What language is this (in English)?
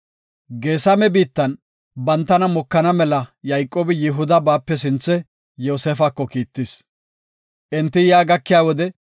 Gofa